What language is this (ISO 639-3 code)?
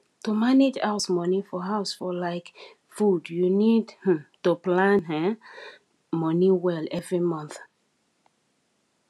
pcm